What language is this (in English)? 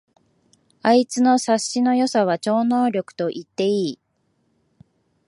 Japanese